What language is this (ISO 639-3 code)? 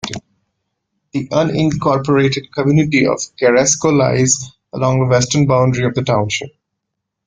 eng